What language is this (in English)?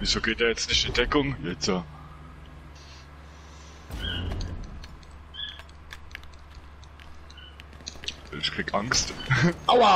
German